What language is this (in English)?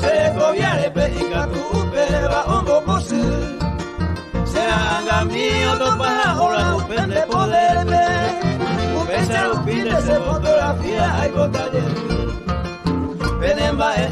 Guarani